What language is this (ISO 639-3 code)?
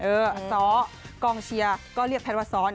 tha